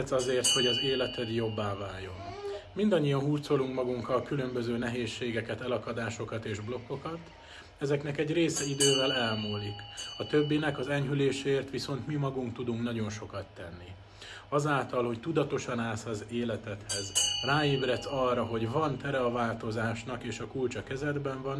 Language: Hungarian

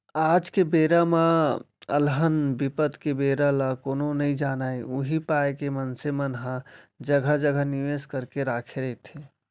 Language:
Chhattisgarhi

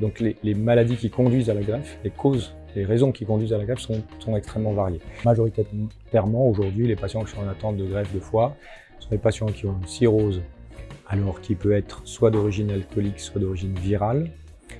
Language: French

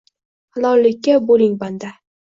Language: Uzbek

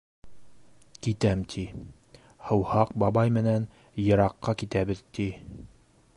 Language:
Bashkir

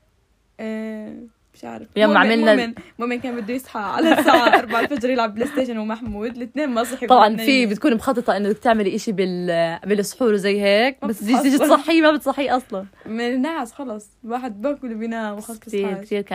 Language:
Arabic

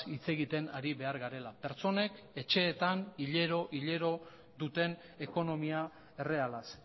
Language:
Basque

